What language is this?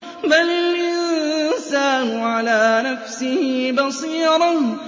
Arabic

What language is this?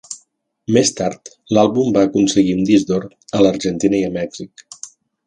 Catalan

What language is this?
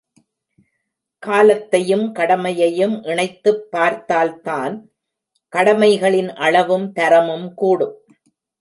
Tamil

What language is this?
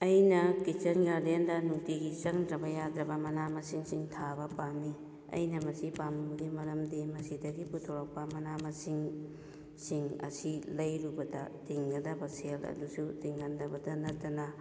Manipuri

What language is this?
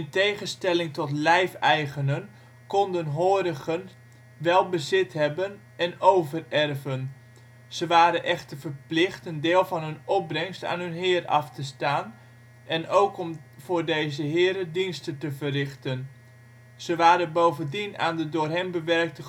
Dutch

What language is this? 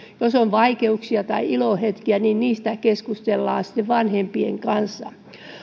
Finnish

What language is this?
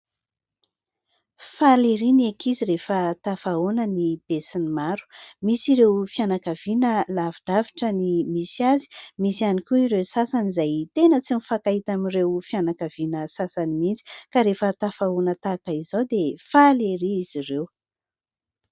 Malagasy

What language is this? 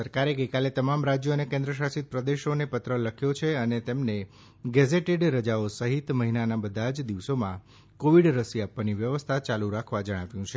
Gujarati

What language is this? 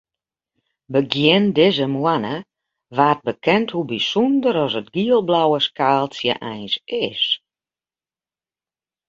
Western Frisian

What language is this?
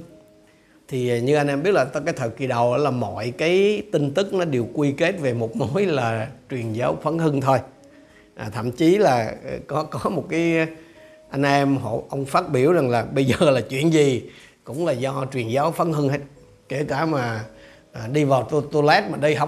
Vietnamese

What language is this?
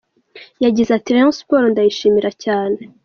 Kinyarwanda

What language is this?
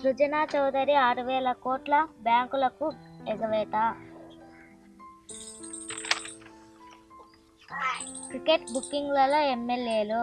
Telugu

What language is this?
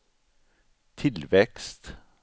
Swedish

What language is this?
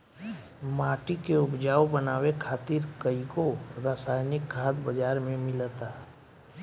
Bhojpuri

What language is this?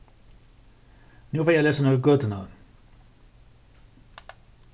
Faroese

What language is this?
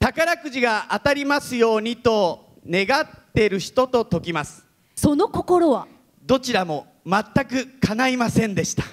Japanese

